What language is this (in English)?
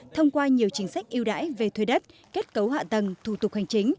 Vietnamese